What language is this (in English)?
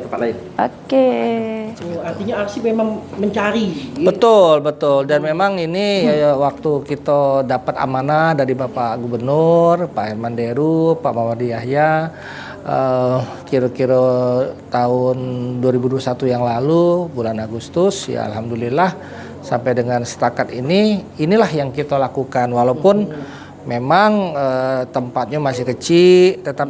Indonesian